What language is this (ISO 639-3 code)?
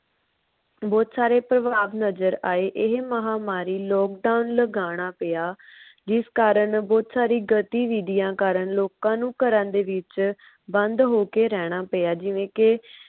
pan